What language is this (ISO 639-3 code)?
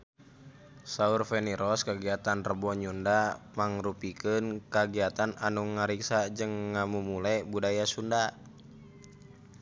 sun